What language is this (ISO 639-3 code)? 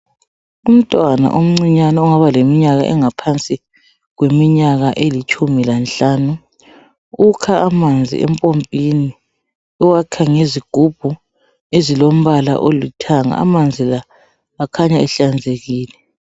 nde